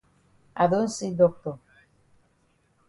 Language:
Cameroon Pidgin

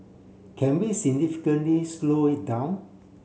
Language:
English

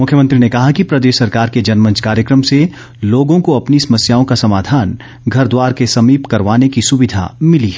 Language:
Hindi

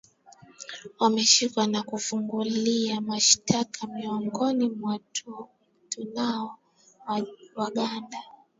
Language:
Swahili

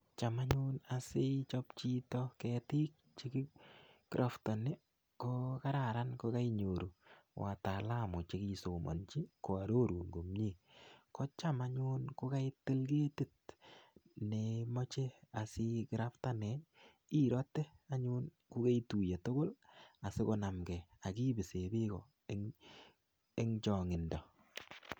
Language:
Kalenjin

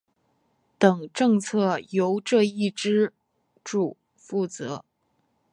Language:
Chinese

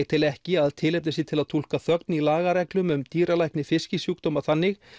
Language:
Icelandic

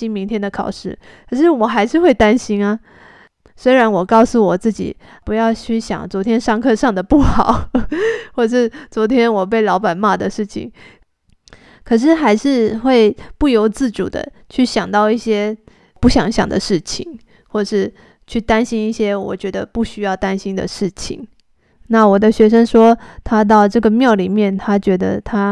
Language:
Chinese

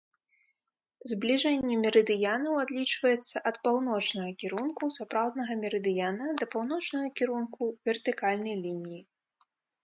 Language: Belarusian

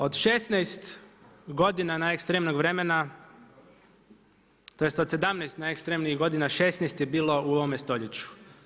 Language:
Croatian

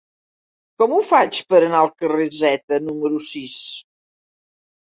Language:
Catalan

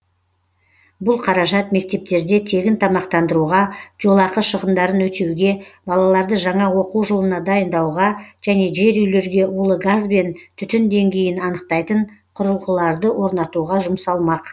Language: Kazakh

